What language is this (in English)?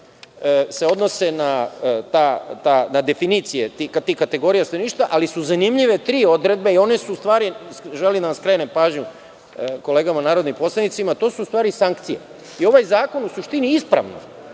Serbian